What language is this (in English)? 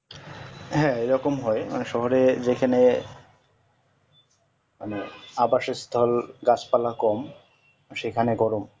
Bangla